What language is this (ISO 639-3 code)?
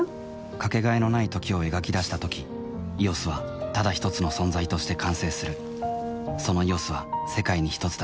jpn